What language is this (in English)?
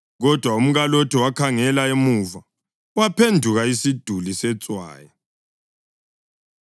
North Ndebele